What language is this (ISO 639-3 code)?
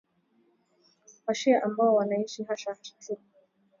swa